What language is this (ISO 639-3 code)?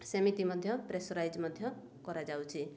ori